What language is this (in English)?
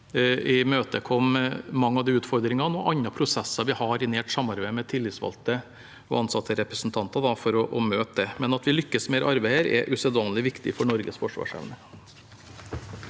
Norwegian